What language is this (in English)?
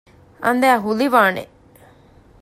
Divehi